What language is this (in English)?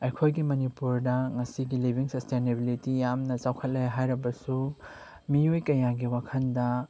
Manipuri